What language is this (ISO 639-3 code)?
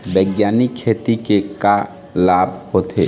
hne